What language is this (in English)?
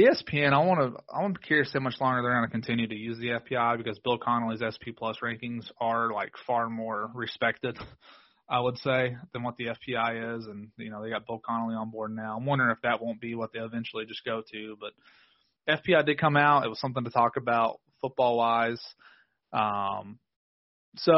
English